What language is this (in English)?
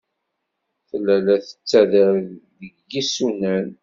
Kabyle